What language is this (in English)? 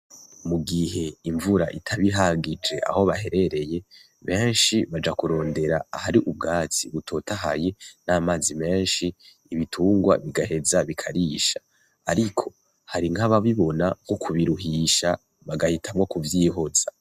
Rundi